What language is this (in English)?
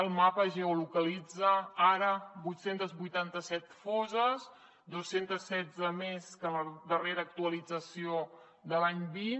Catalan